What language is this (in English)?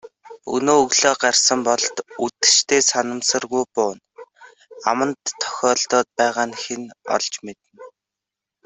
Mongolian